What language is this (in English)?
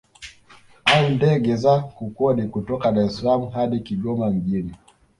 Swahili